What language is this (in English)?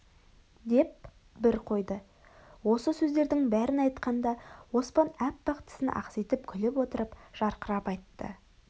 Kazakh